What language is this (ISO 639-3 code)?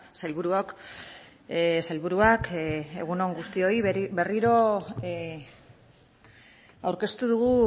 eus